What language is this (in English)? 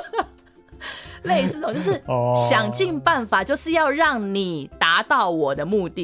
Chinese